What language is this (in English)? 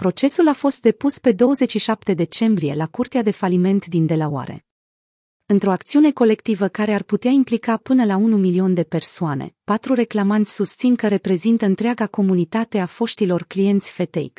Romanian